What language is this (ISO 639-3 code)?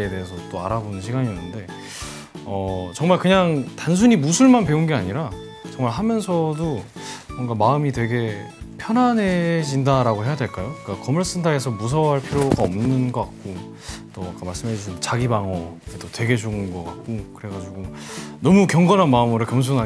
kor